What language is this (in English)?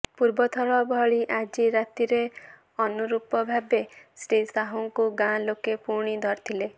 Odia